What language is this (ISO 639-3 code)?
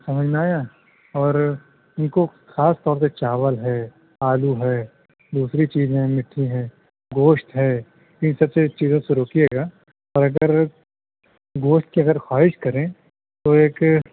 urd